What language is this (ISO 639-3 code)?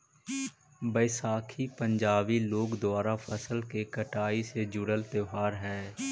mag